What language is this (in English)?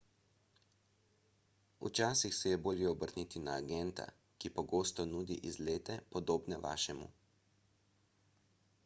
Slovenian